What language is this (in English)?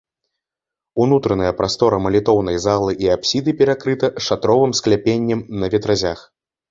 Belarusian